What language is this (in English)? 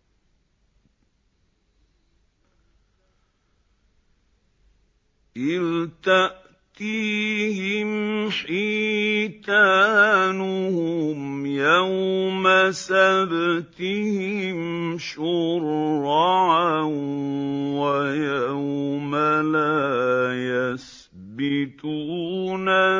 Arabic